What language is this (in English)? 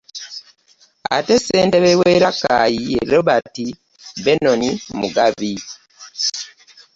Ganda